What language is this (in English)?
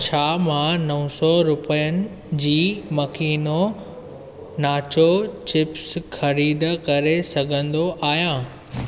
Sindhi